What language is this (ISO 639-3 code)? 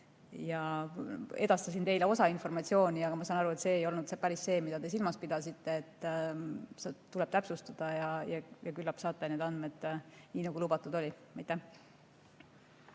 est